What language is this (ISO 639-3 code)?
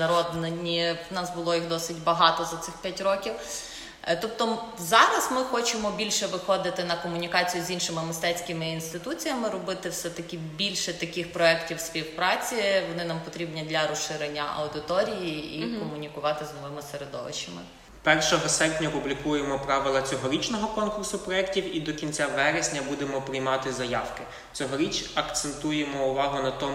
ukr